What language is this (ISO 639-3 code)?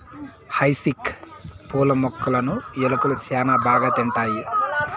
tel